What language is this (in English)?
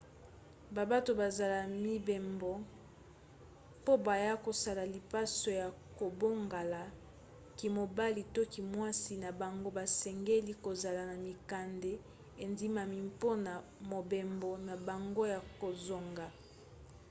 Lingala